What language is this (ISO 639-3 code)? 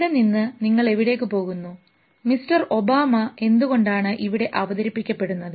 mal